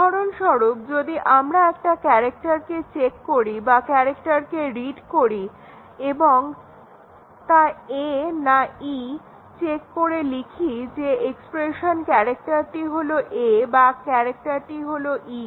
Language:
Bangla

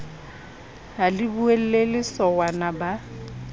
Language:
Southern Sotho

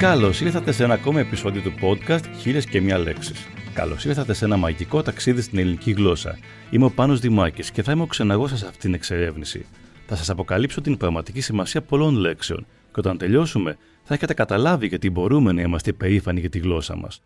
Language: Greek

